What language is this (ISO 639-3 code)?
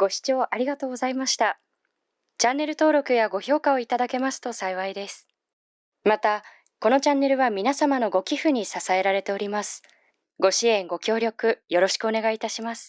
jpn